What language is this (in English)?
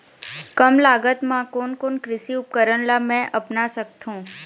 Chhattisgarhi